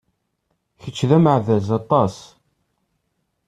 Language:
Kabyle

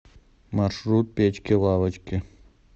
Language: Russian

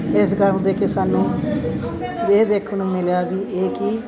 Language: Punjabi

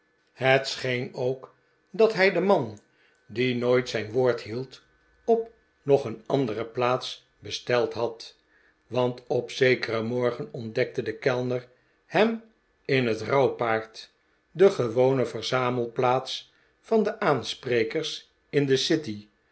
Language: Dutch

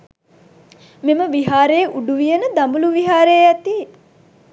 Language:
Sinhala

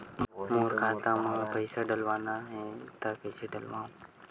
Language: Chhattisgarhi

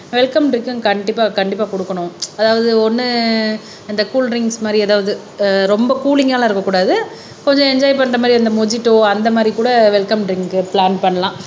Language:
Tamil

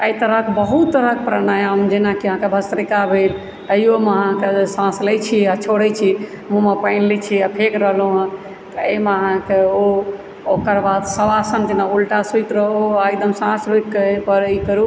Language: Maithili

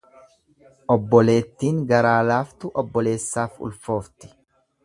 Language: Oromo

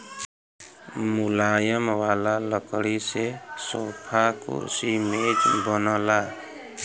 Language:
Bhojpuri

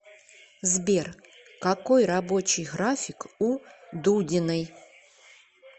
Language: Russian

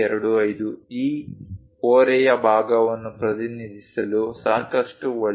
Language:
Kannada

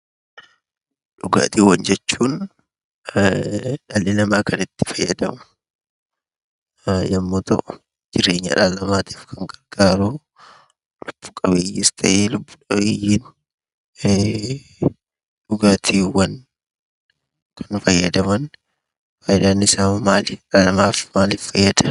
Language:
Oromo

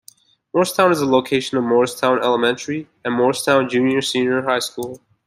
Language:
English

